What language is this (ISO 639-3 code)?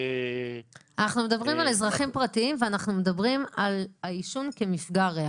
heb